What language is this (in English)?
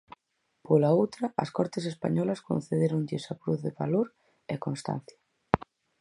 Galician